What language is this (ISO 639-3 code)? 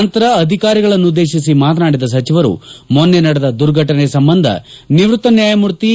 kan